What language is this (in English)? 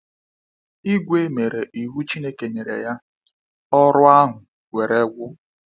Igbo